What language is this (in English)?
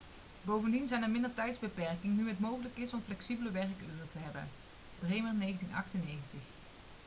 Dutch